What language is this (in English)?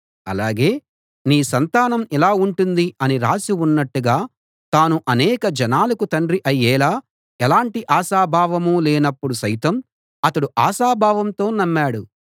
Telugu